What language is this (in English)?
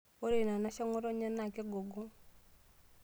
Masai